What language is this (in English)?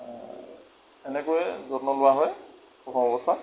Assamese